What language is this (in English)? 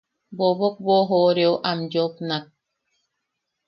Yaqui